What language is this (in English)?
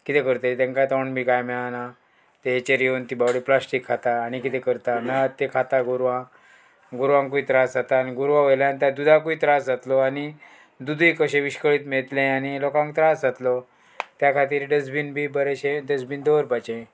Konkani